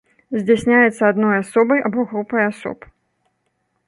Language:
Belarusian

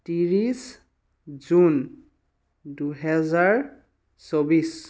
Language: Assamese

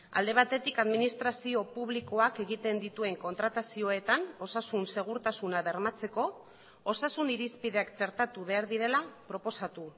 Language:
Basque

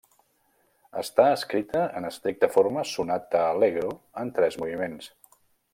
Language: Catalan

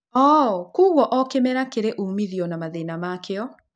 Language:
Kikuyu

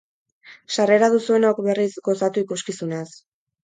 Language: Basque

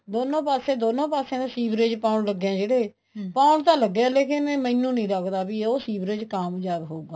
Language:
Punjabi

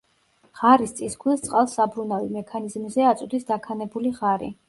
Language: Georgian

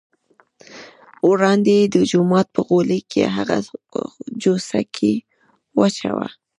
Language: Pashto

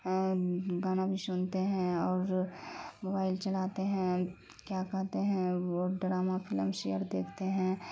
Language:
Urdu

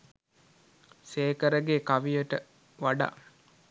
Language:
Sinhala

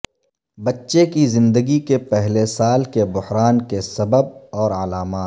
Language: Urdu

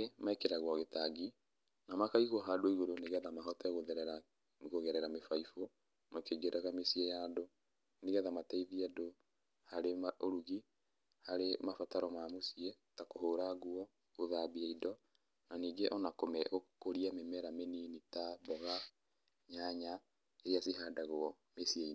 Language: Kikuyu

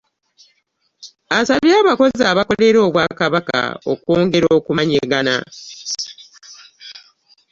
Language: Ganda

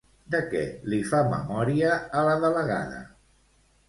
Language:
Catalan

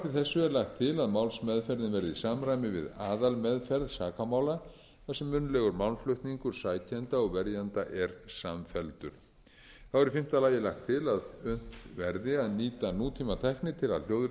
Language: Icelandic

